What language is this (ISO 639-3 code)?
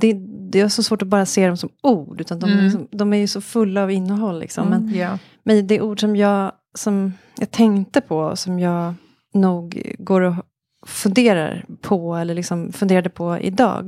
swe